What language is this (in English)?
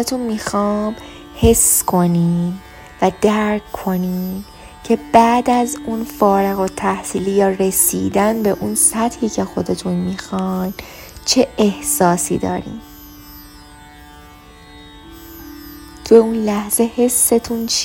Persian